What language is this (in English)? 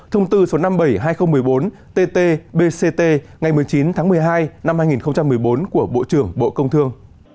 Vietnamese